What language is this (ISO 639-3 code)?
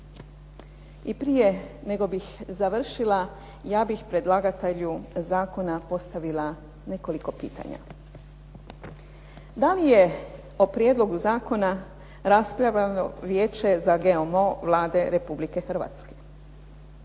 hrv